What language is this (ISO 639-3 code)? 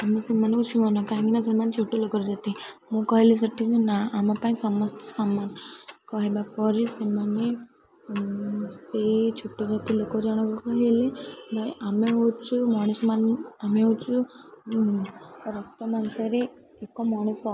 ori